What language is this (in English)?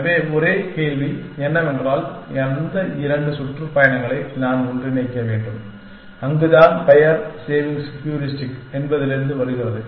Tamil